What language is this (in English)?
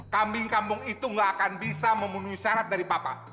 Indonesian